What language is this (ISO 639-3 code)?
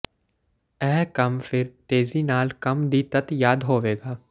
pan